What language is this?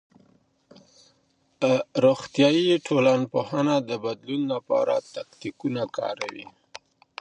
Pashto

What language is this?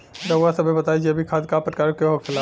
Bhojpuri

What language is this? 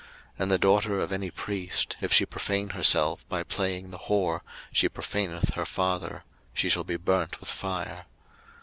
English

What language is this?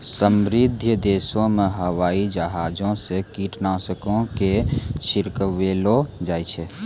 Maithili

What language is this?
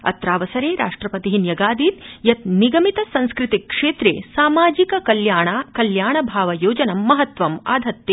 Sanskrit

